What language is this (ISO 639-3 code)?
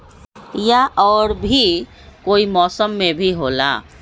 mag